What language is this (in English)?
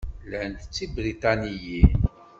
Kabyle